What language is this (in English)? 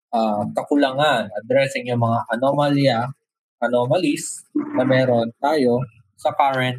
Filipino